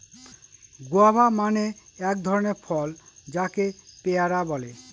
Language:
Bangla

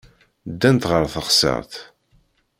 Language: Kabyle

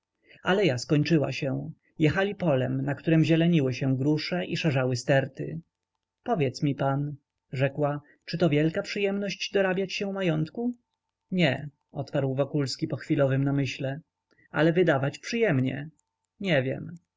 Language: Polish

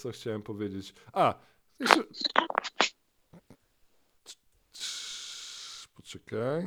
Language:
Polish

